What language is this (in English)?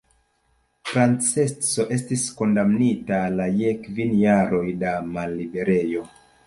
Esperanto